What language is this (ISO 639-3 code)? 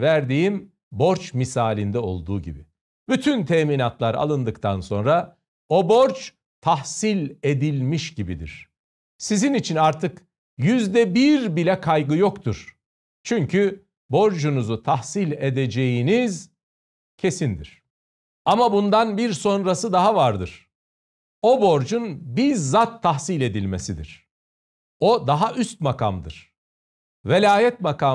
tur